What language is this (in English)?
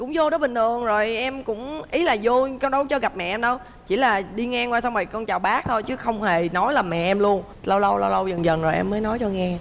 Vietnamese